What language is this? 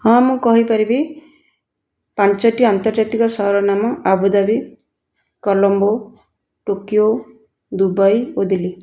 Odia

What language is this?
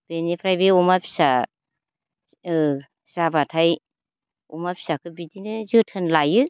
Bodo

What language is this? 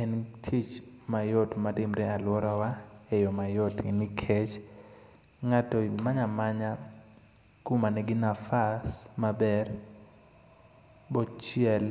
Luo (Kenya and Tanzania)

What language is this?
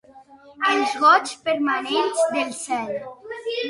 Catalan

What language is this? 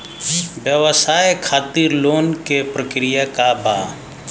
Bhojpuri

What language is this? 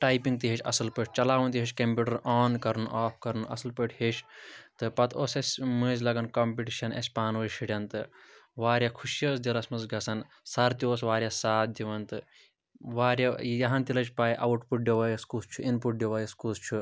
Kashmiri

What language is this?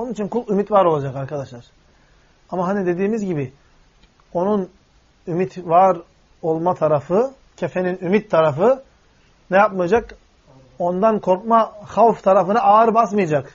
Turkish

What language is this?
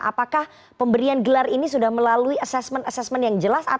Indonesian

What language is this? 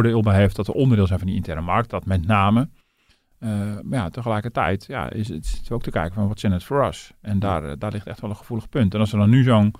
Dutch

